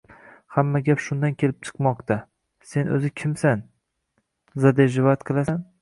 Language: Uzbek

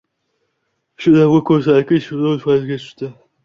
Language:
Uzbek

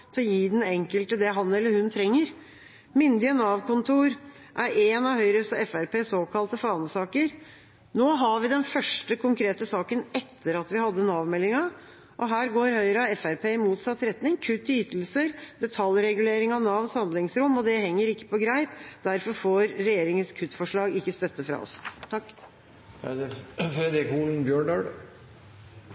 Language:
Norwegian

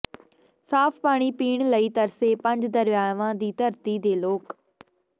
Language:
Punjabi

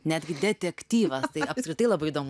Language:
Lithuanian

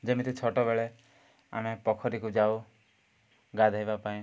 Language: Odia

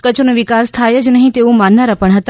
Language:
Gujarati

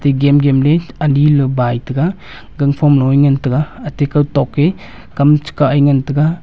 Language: Wancho Naga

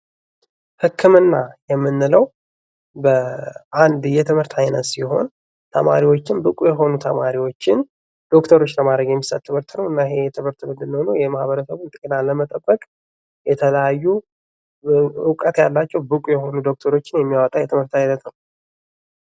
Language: Amharic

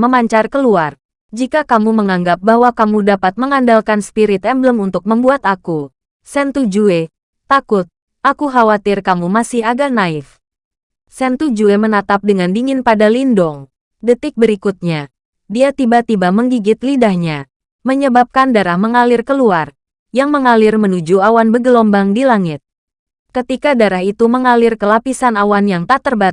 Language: Indonesian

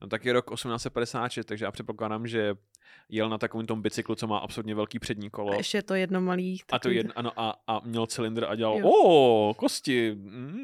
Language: Czech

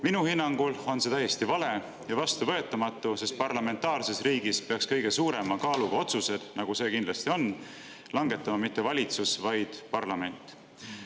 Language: Estonian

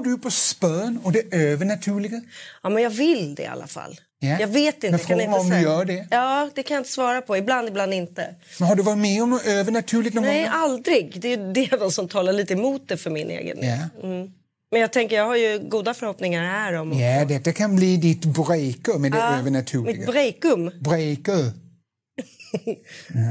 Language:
Swedish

